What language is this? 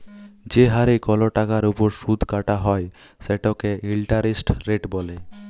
Bangla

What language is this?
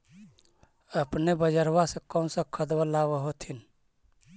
Magahi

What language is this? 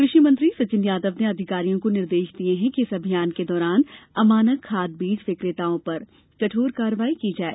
Hindi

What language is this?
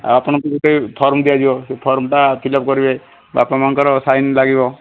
Odia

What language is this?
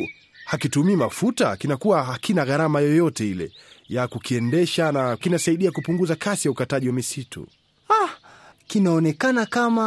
Swahili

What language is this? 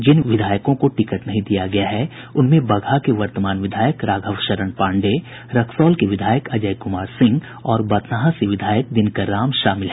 Hindi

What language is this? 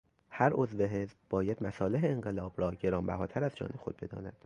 Persian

